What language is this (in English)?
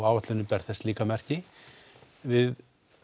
Icelandic